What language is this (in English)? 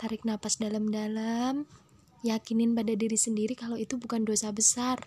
Indonesian